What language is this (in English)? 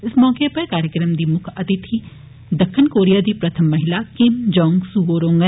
Dogri